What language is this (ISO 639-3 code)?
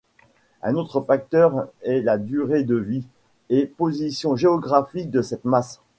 fra